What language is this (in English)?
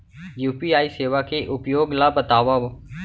Chhattisgarhi